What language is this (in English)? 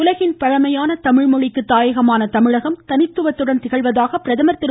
Tamil